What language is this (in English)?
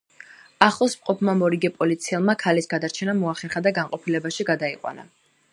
Georgian